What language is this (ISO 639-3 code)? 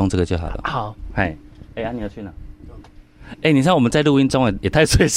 zho